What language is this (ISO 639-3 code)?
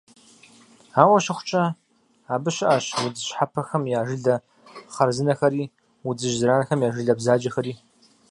kbd